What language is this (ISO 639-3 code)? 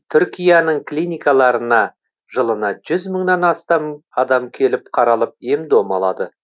kaz